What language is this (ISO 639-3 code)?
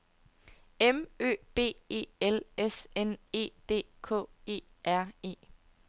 dan